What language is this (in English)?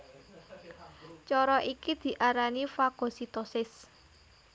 Javanese